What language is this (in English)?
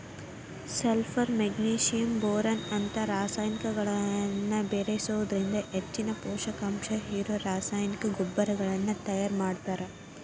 Kannada